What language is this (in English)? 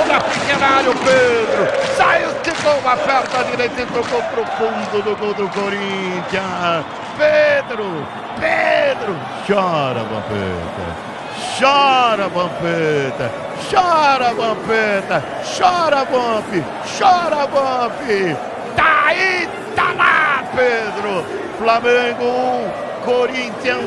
Portuguese